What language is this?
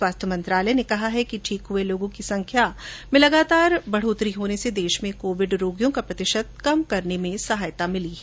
Hindi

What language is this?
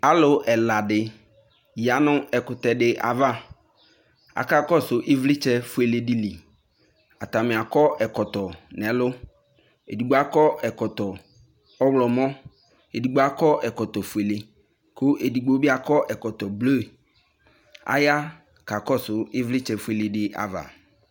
Ikposo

